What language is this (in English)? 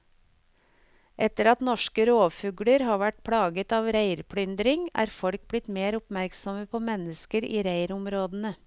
Norwegian